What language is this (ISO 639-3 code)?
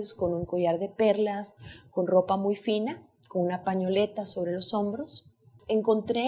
spa